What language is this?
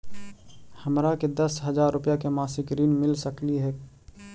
Magahi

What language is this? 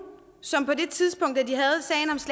Danish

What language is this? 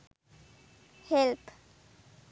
Sinhala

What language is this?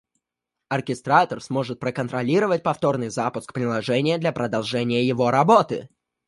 Russian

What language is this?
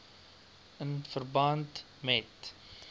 Afrikaans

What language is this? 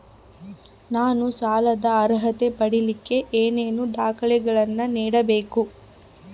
Kannada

